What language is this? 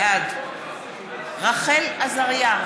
Hebrew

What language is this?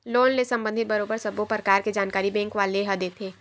Chhattisgarhi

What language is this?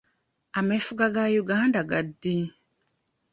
Ganda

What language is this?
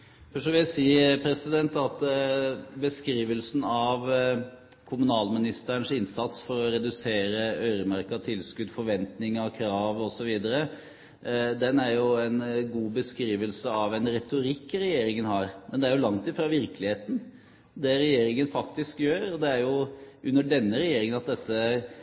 Norwegian Bokmål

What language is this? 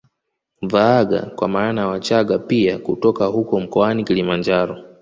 Swahili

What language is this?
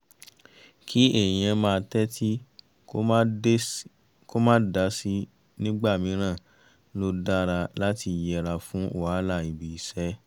Yoruba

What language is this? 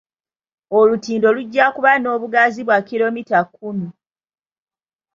Ganda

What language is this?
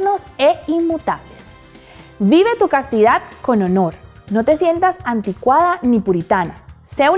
Spanish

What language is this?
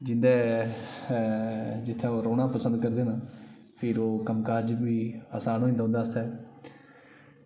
Dogri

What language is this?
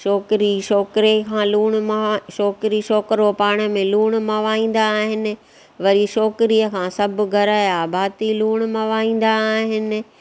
Sindhi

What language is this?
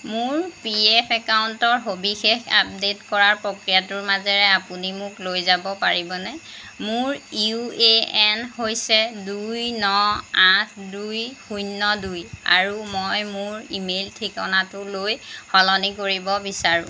Assamese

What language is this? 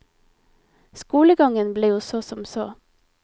Norwegian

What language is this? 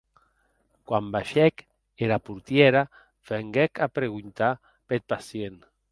Occitan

